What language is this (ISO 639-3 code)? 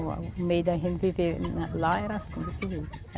por